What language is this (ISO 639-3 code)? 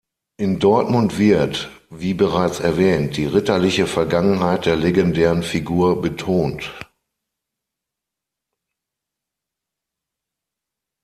deu